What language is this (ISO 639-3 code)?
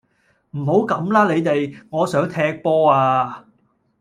yue